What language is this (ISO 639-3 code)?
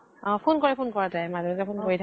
asm